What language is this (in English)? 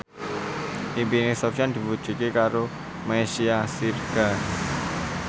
Javanese